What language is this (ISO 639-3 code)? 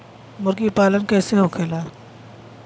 bho